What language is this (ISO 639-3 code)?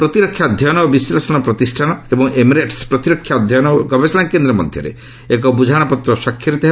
ori